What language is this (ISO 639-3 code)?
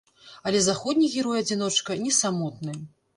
bel